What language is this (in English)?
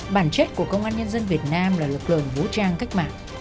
Vietnamese